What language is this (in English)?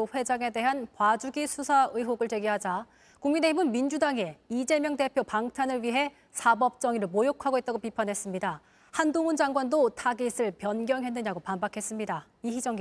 Korean